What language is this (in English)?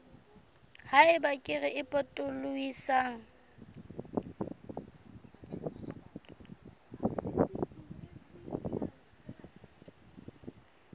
Southern Sotho